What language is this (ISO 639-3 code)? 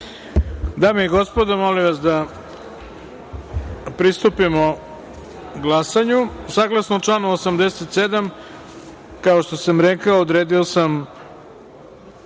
srp